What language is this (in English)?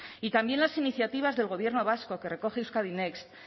Spanish